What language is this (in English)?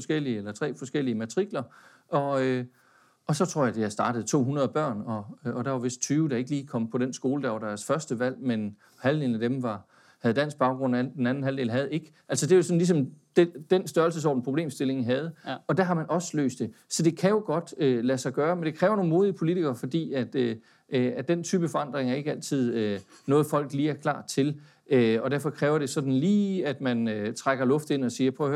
Danish